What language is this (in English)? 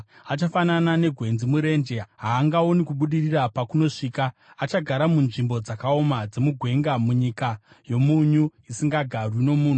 Shona